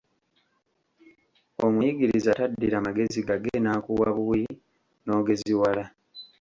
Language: Ganda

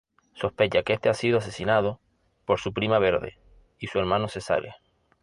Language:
Spanish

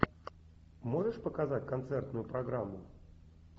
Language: Russian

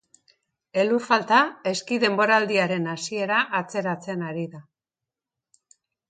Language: Basque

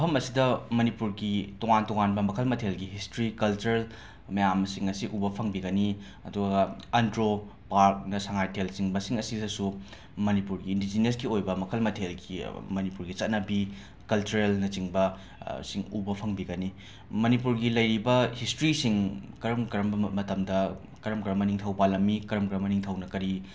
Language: Manipuri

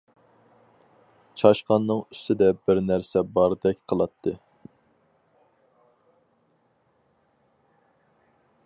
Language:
Uyghur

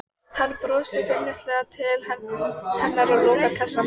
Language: Icelandic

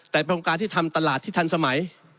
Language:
Thai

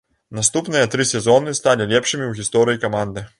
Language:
Belarusian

